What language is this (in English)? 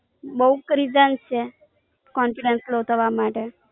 Gujarati